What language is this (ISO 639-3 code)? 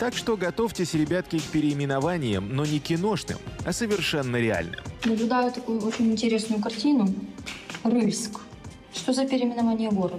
rus